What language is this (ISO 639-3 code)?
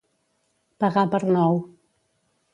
cat